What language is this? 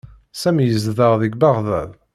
Kabyle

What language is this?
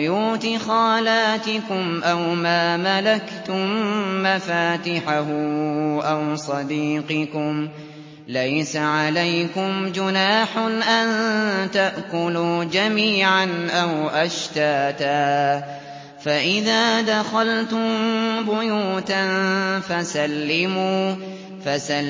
Arabic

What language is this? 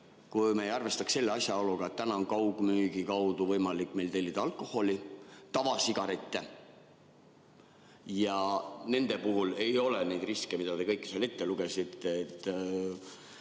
Estonian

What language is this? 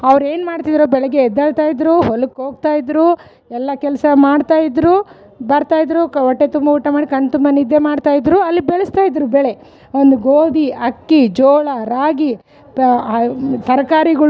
Kannada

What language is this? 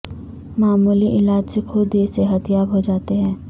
Urdu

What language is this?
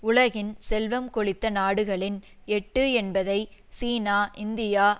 Tamil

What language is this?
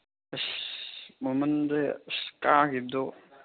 Manipuri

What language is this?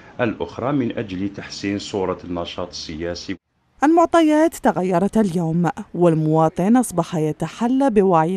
Arabic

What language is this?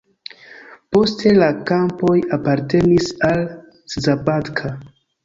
Esperanto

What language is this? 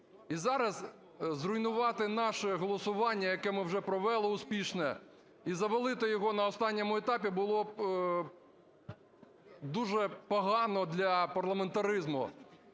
Ukrainian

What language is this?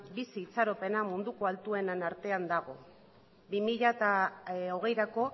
Basque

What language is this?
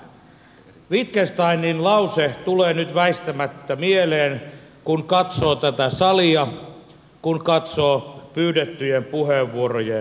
Finnish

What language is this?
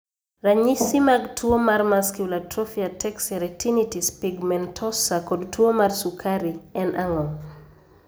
Luo (Kenya and Tanzania)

